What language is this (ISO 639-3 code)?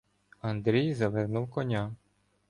ukr